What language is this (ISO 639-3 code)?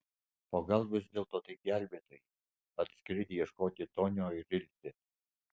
lit